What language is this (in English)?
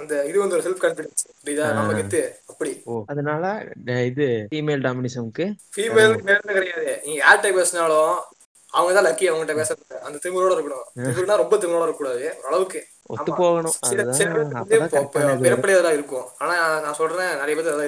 Tamil